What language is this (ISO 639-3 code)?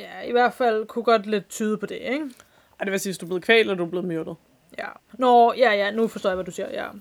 dan